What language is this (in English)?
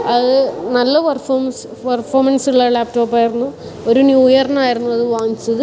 Malayalam